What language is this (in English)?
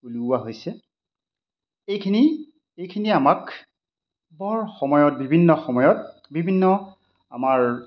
Assamese